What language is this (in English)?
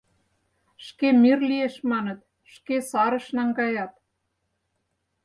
Mari